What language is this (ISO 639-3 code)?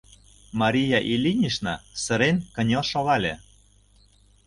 chm